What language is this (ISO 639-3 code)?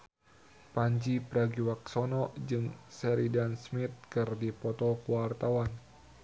sun